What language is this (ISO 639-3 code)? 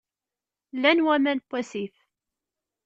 kab